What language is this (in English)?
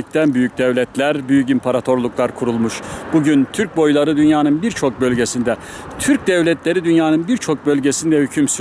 Turkish